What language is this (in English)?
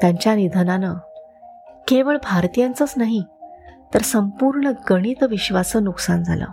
Marathi